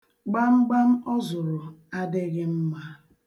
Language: Igbo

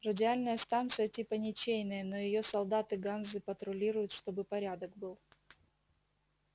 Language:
Russian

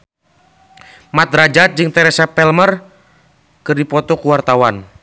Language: Sundanese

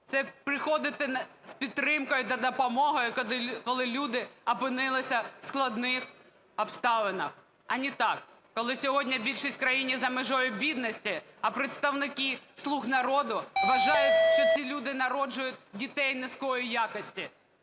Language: Ukrainian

